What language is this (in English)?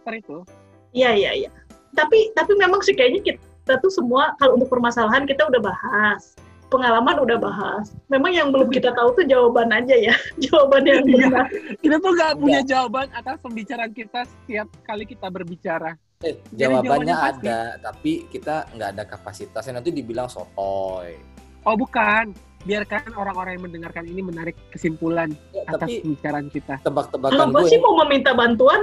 Indonesian